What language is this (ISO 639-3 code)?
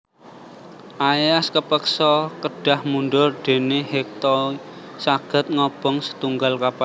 jav